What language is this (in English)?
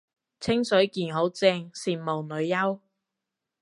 Cantonese